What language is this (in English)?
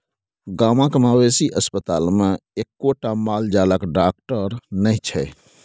Maithili